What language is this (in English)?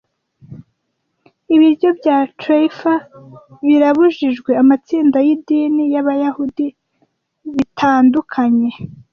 Kinyarwanda